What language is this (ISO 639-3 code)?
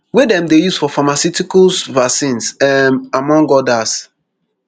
pcm